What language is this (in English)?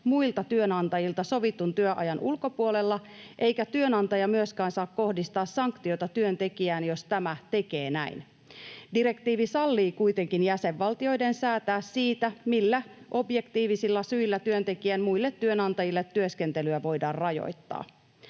Finnish